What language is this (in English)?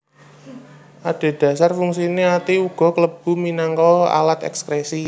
Javanese